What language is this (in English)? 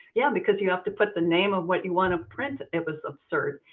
English